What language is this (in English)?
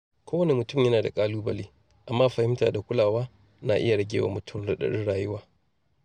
Hausa